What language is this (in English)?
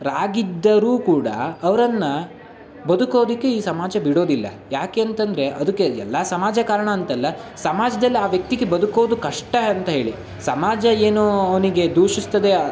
Kannada